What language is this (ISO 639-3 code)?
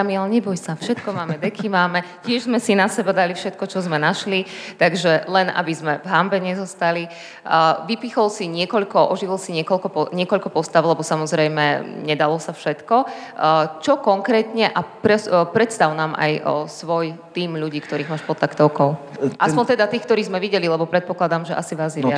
slk